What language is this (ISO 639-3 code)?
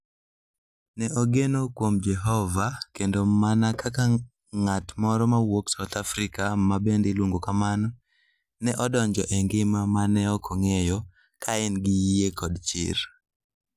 luo